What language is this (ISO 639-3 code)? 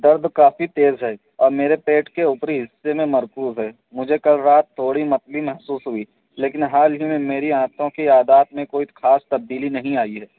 urd